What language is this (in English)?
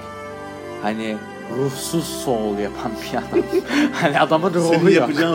Turkish